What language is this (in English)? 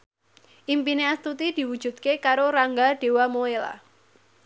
Javanese